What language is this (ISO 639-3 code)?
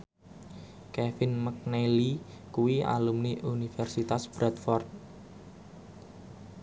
jav